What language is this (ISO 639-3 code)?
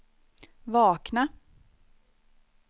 swe